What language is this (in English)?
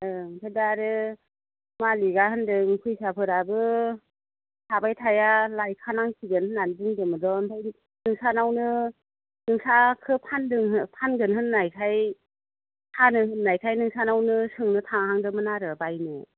Bodo